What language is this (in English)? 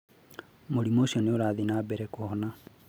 Kikuyu